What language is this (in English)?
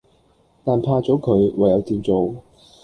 Cantonese